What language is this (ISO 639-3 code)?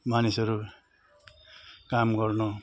nep